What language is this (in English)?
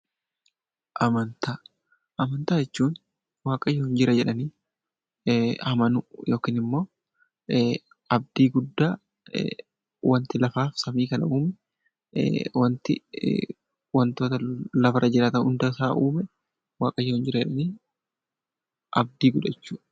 Oromo